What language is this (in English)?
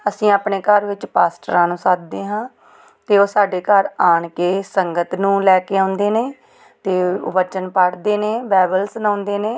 Punjabi